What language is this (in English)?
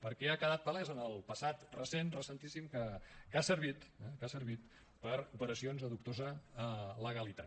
Catalan